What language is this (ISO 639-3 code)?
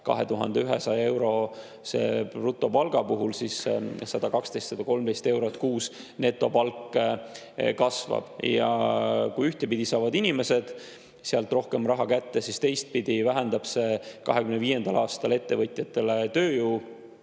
est